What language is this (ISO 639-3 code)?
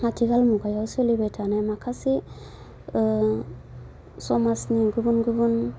brx